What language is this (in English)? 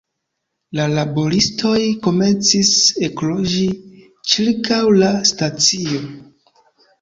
Esperanto